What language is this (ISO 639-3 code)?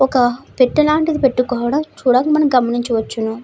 tel